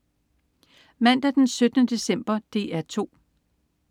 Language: Danish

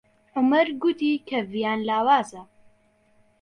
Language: Central Kurdish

